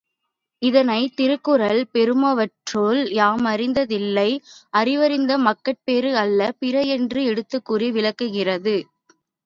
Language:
Tamil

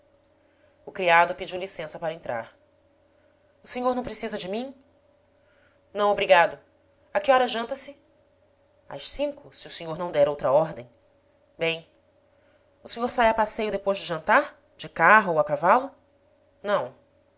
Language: Portuguese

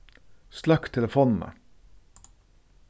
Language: Faroese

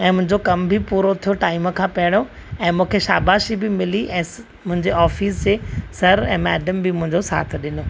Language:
Sindhi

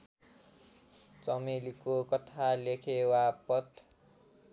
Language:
Nepali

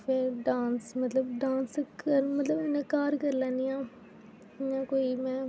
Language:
Dogri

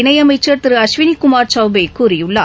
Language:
Tamil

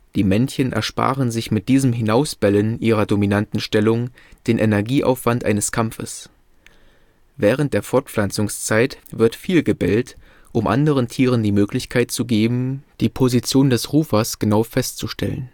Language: German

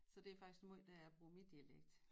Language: Danish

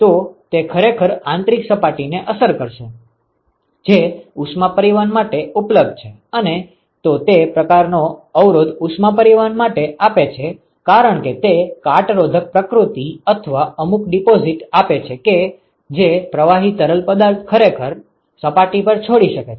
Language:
Gujarati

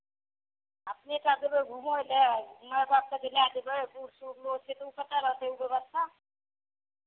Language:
Maithili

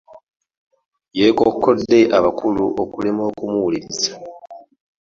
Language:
Ganda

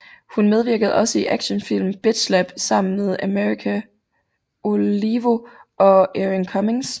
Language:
Danish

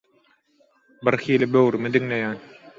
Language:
Turkmen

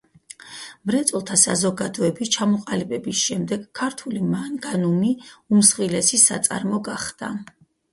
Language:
Georgian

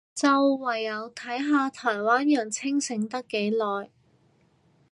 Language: Cantonese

